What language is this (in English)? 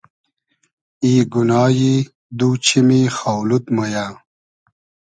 Hazaragi